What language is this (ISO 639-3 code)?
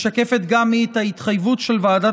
heb